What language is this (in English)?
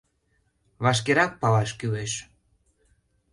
Mari